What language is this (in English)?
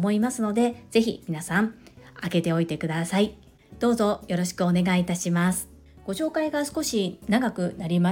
Japanese